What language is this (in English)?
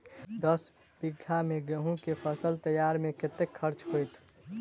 Maithili